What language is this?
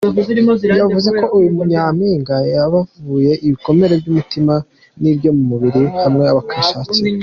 Kinyarwanda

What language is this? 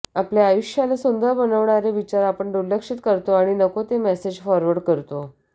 Marathi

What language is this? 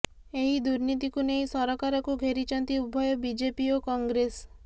Odia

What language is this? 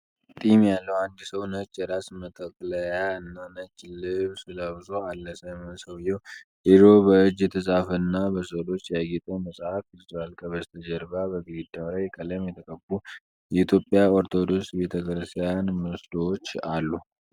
Amharic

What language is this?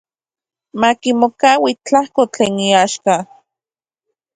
Central Puebla Nahuatl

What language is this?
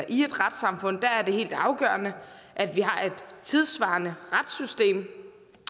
Danish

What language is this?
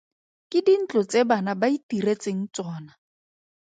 Tswana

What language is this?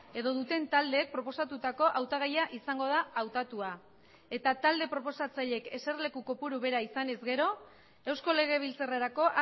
Basque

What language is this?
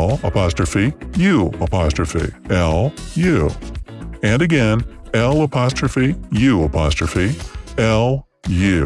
English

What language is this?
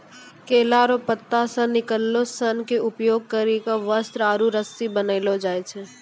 Maithili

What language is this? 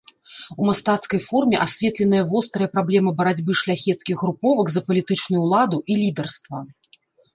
Belarusian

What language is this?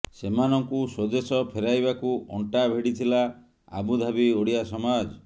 Odia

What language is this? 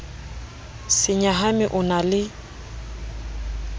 Southern Sotho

